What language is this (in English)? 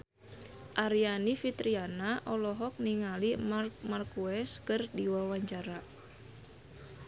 Sundanese